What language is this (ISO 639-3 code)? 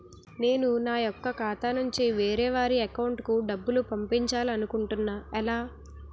tel